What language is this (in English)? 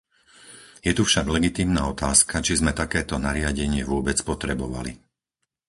Slovak